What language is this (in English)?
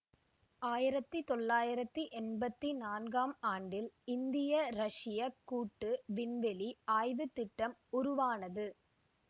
Tamil